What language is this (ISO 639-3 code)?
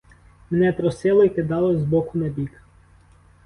ukr